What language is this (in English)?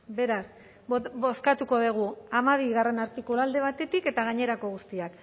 Basque